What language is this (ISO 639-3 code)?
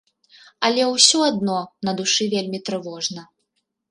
bel